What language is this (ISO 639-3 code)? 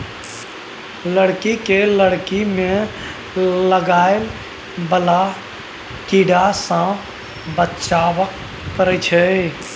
mai